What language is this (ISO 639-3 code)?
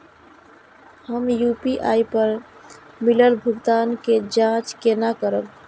mai